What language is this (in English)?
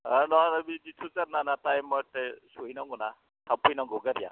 Bodo